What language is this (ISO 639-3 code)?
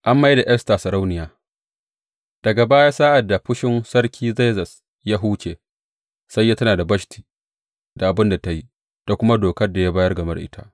hau